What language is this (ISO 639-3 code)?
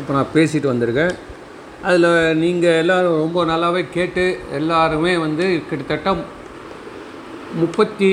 tam